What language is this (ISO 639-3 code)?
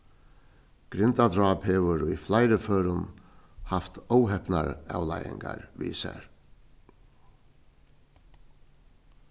fao